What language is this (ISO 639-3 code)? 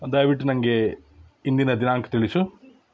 kan